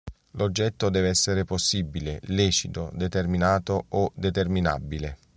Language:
Italian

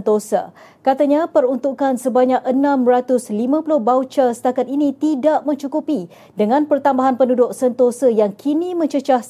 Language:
Malay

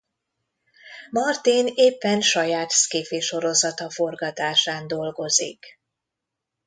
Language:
Hungarian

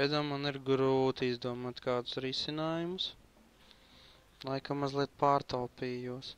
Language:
Latvian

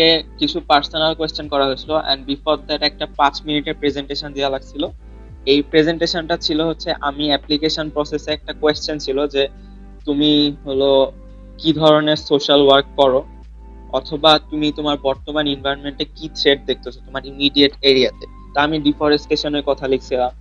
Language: Bangla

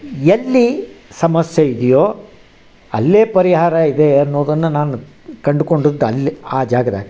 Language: Kannada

